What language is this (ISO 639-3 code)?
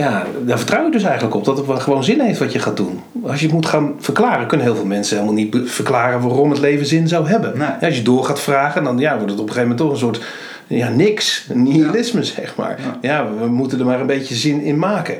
nld